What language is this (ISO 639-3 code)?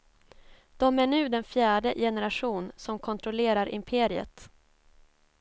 swe